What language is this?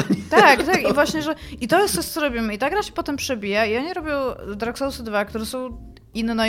Polish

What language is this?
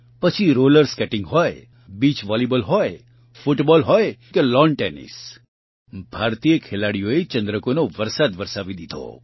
Gujarati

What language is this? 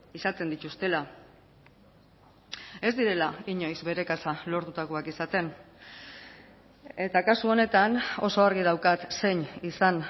Basque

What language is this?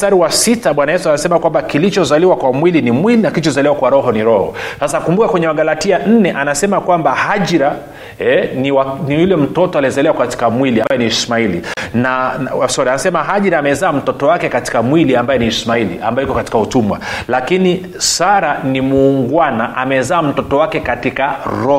Swahili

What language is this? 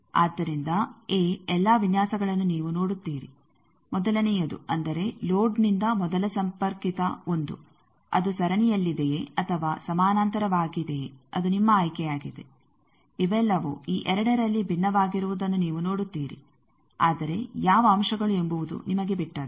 Kannada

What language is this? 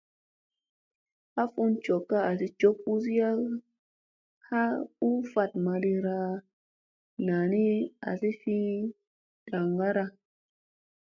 Musey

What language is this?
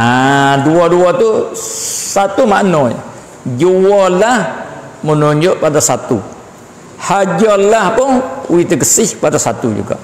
Malay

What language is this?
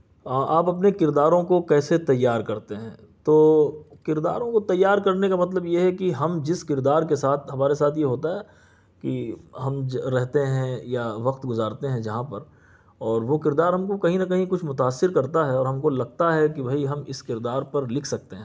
Urdu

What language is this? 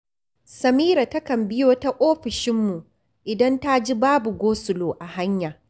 Hausa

